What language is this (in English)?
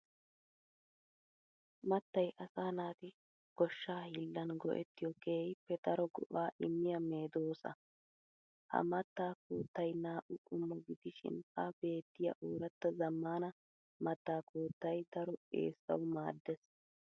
Wolaytta